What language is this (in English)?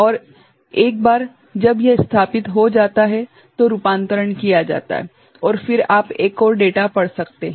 Hindi